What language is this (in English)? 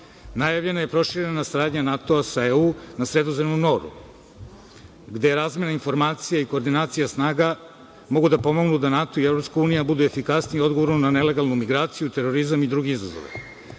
Serbian